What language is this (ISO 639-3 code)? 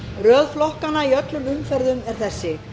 isl